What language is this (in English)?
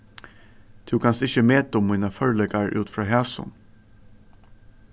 Faroese